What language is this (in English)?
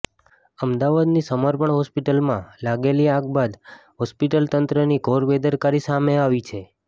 Gujarati